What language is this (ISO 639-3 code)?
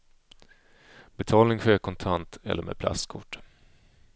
swe